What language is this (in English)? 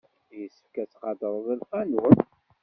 Kabyle